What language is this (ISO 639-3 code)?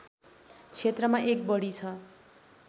nep